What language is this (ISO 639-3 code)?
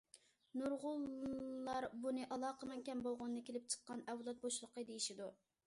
uig